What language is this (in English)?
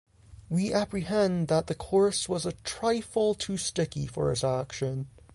English